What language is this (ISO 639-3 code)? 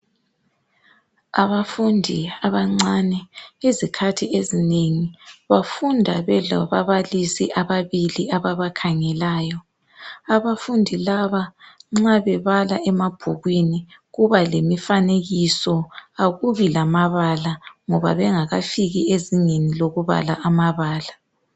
nde